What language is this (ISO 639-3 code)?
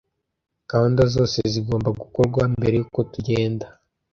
kin